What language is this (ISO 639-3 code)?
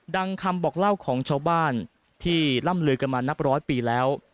tha